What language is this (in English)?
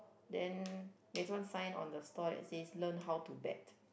English